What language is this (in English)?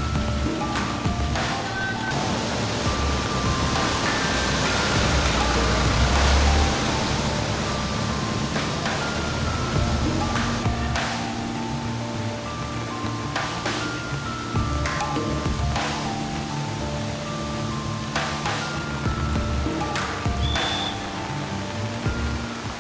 Indonesian